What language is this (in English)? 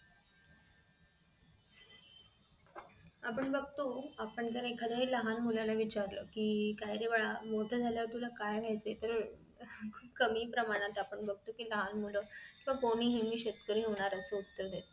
Marathi